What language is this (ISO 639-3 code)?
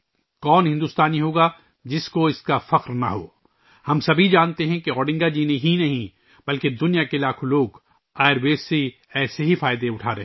urd